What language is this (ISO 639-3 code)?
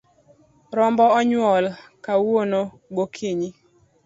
luo